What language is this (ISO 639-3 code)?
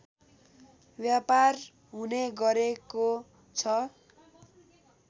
nep